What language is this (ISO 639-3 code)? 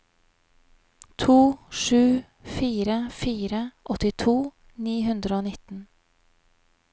nor